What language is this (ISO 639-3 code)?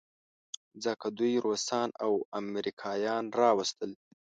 pus